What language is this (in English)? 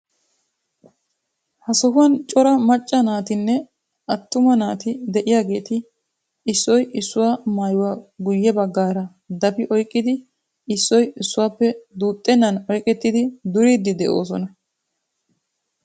Wolaytta